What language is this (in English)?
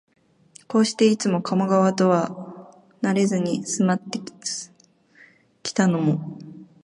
Japanese